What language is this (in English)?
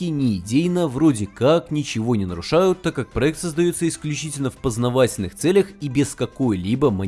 Russian